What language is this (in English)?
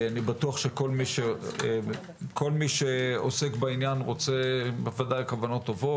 Hebrew